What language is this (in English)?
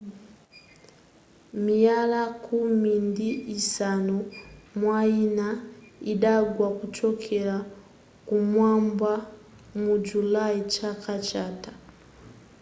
Nyanja